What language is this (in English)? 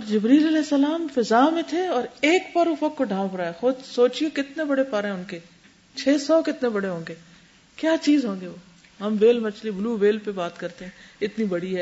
Urdu